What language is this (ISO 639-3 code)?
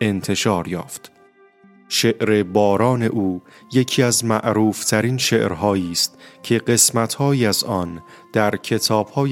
fas